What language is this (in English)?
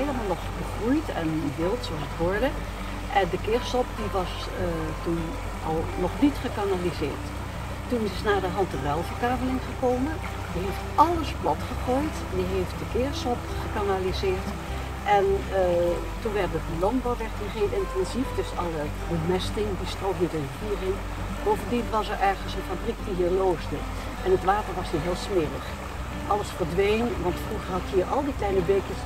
Dutch